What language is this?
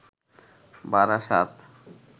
Bangla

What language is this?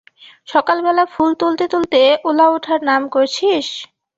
Bangla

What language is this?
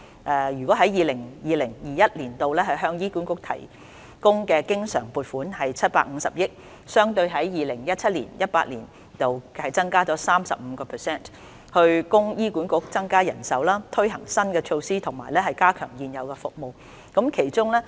Cantonese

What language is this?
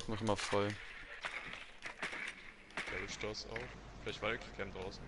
German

